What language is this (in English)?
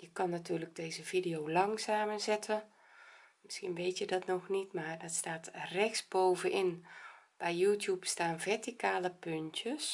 Dutch